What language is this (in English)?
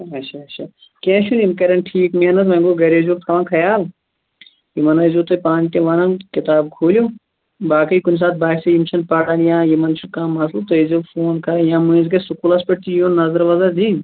Kashmiri